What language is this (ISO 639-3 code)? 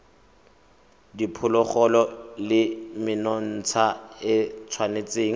tsn